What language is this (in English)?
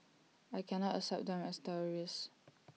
English